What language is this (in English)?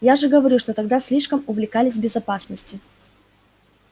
Russian